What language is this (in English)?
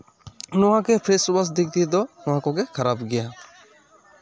Santali